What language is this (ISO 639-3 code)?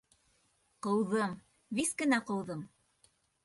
bak